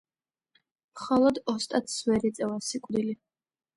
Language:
Georgian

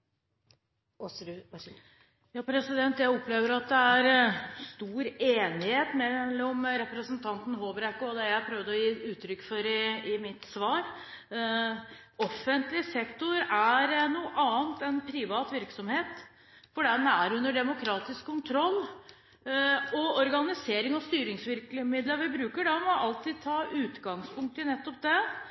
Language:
Norwegian Bokmål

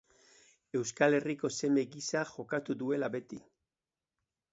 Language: Basque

